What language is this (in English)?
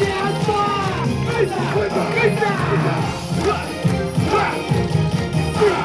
Japanese